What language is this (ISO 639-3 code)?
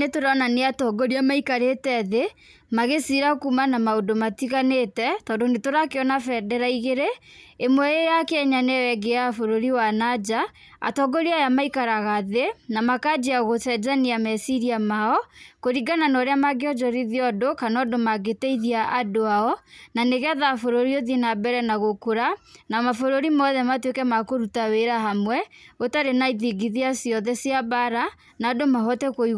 kik